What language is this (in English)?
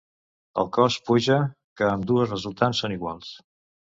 Catalan